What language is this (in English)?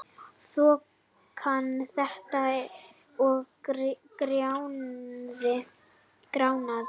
Icelandic